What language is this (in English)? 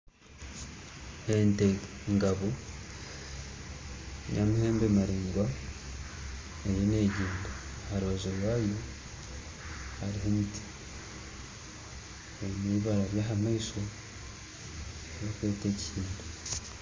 Nyankole